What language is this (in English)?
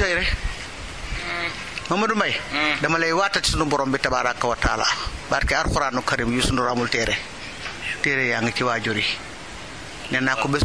French